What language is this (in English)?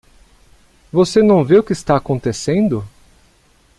Portuguese